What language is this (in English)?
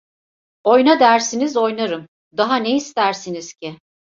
Turkish